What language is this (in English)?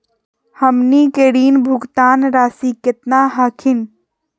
Magahi